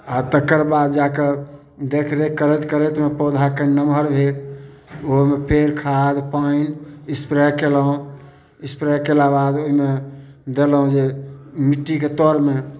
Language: Maithili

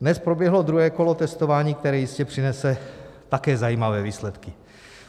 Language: Czech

